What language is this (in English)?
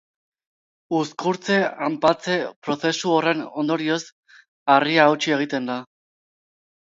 Basque